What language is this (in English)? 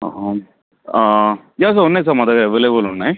Telugu